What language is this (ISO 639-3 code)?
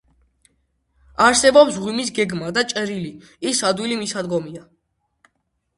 kat